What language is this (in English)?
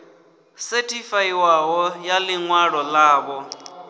Venda